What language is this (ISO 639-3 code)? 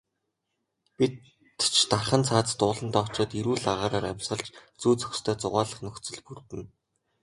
mon